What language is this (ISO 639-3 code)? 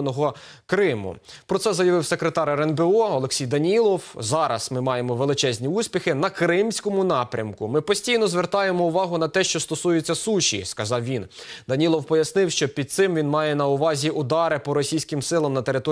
ukr